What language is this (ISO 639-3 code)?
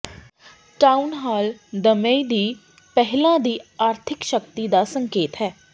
pan